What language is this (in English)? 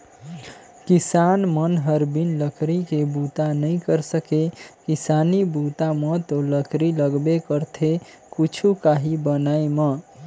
Chhattisgarhi